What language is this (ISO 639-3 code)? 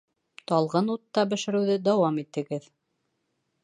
bak